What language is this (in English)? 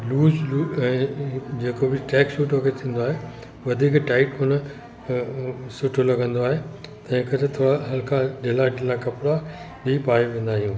Sindhi